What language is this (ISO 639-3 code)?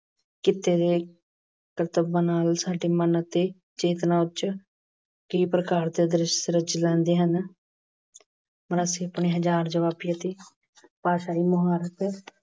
pan